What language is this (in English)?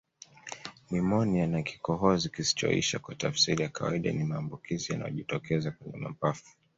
Swahili